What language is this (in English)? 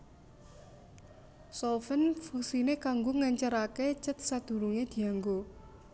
Javanese